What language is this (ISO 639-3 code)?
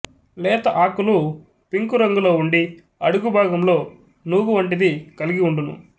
tel